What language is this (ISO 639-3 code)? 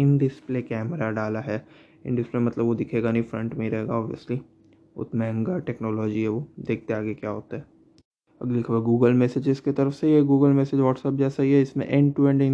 hin